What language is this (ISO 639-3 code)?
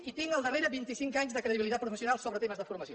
cat